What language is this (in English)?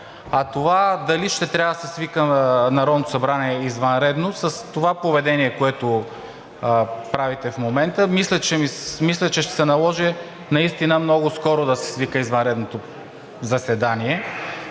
Bulgarian